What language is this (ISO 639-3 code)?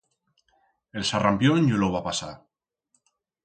arg